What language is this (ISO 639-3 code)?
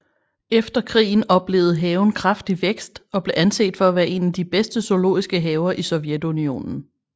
dan